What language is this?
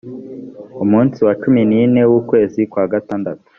Kinyarwanda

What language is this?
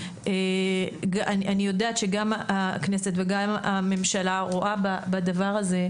Hebrew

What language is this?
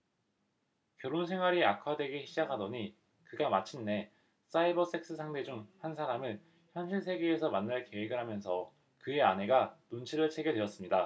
Korean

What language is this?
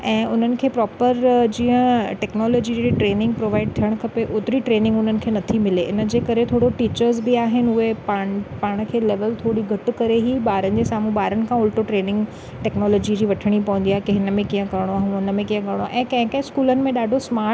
Sindhi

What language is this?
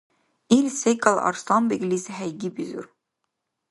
Dargwa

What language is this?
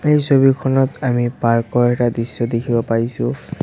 Assamese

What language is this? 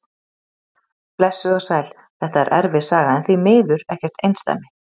Icelandic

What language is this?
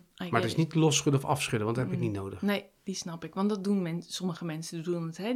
Dutch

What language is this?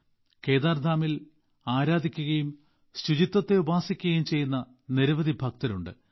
Malayalam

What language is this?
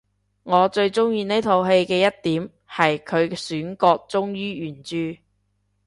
Cantonese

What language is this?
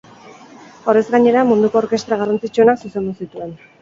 Basque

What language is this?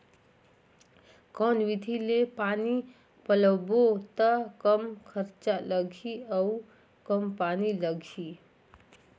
Chhattisgarhi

